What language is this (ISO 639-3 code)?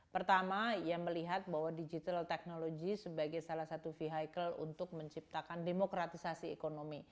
ind